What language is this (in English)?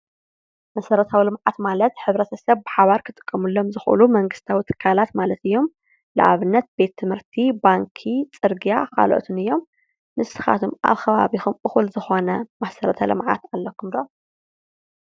Tigrinya